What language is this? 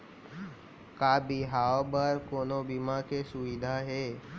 Chhattisgarhi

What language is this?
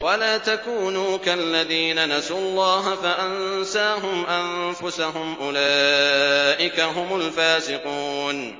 Arabic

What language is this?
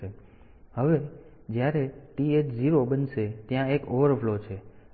Gujarati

